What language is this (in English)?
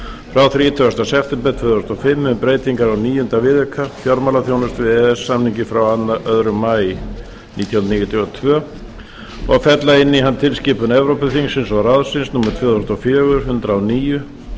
Icelandic